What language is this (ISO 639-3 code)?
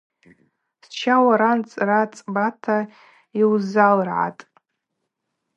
abq